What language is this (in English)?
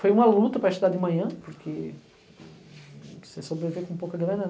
Portuguese